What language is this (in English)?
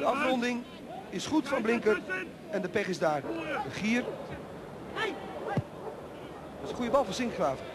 Dutch